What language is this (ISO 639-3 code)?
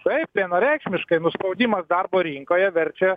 lit